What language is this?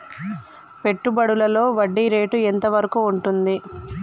Telugu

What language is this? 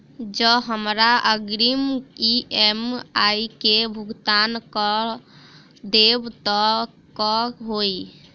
Maithili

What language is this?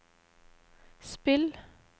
Norwegian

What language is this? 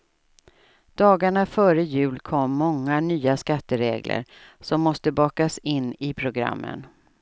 Swedish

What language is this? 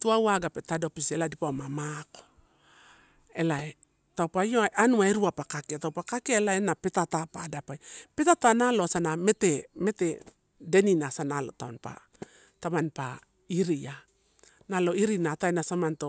Torau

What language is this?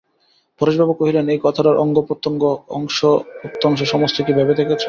Bangla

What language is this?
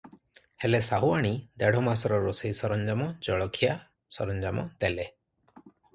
Odia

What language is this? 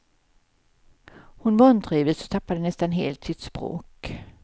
Swedish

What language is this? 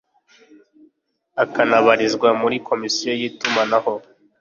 Kinyarwanda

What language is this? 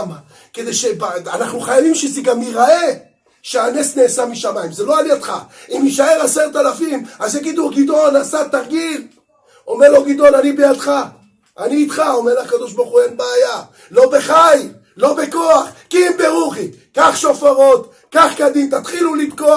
Hebrew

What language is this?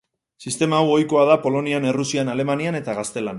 Basque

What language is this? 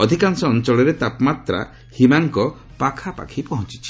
Odia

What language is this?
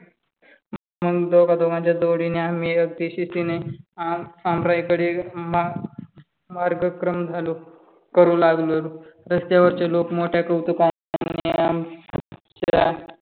Marathi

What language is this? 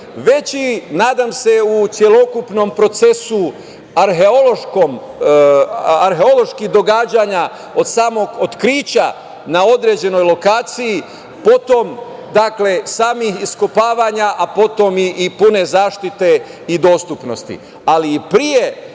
Serbian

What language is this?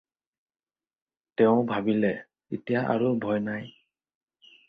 Assamese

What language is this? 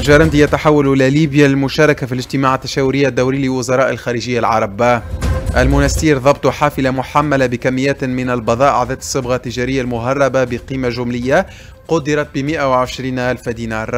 Arabic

